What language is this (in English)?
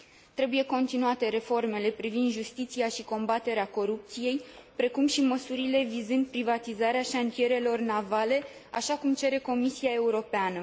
Romanian